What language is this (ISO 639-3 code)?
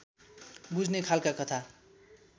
nep